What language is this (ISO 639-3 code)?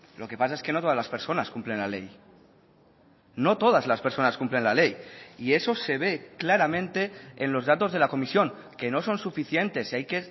spa